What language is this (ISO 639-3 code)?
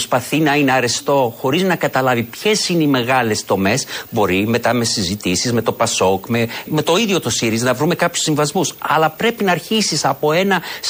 ell